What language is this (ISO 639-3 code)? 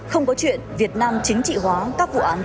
vie